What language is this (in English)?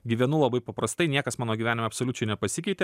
Lithuanian